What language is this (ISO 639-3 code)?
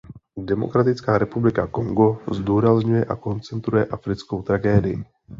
ces